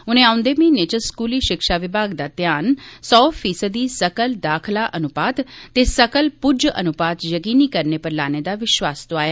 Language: Dogri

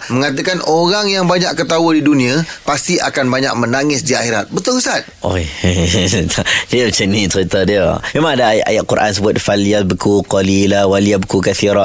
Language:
Malay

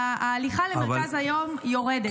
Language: Hebrew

